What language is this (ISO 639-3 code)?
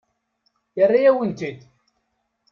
kab